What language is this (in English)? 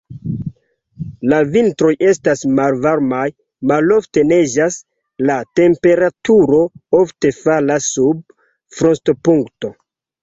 Esperanto